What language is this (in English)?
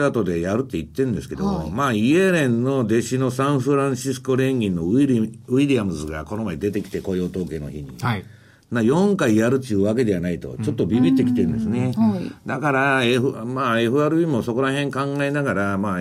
Japanese